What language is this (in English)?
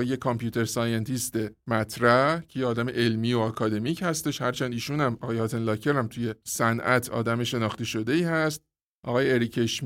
Persian